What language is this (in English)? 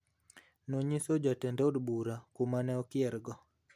Luo (Kenya and Tanzania)